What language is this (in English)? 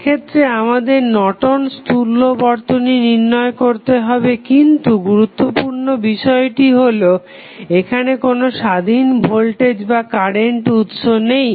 Bangla